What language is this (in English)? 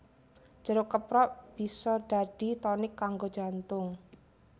Javanese